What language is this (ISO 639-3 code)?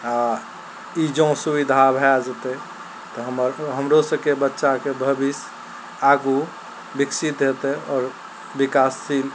mai